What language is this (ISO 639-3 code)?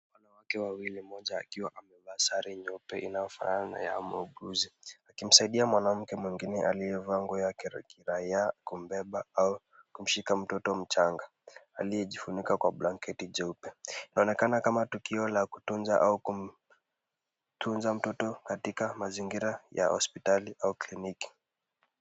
swa